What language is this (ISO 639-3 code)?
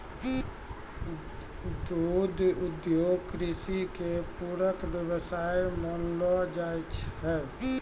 mai